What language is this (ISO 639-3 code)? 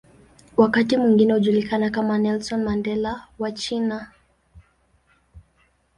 swa